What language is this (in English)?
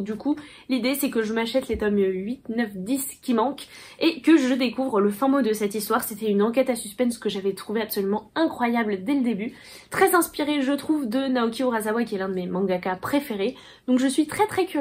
French